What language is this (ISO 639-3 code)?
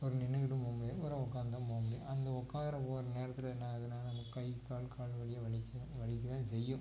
tam